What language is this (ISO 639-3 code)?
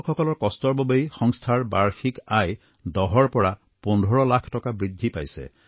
asm